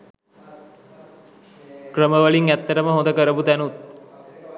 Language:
Sinhala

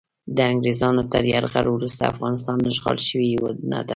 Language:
Pashto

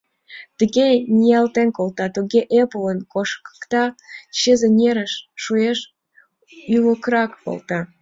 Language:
Mari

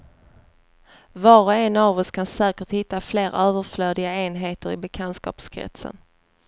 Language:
Swedish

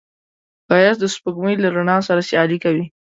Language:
Pashto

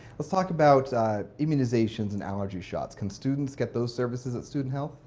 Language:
English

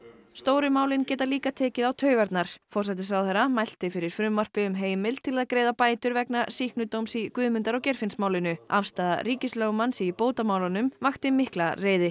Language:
Icelandic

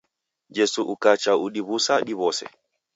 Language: Taita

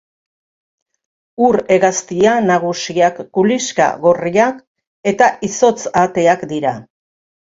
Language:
Basque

